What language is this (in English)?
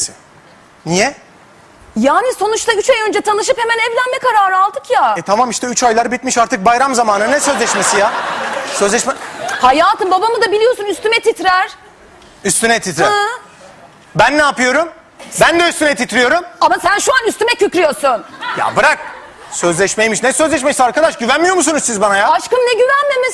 Turkish